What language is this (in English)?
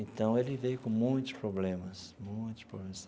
Portuguese